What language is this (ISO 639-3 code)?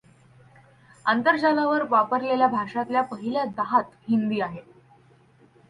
mar